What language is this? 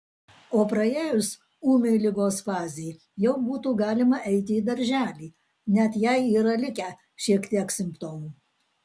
Lithuanian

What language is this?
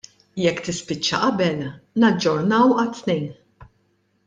Maltese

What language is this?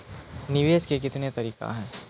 Maithili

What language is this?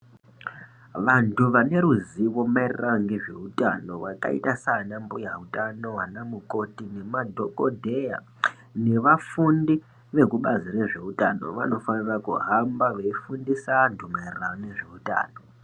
Ndau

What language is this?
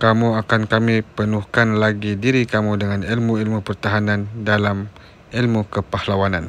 Malay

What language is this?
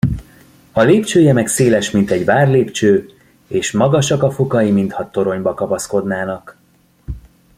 Hungarian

